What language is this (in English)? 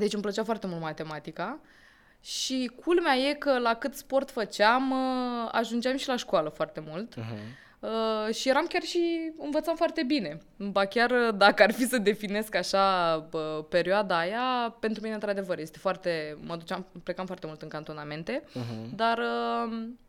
Romanian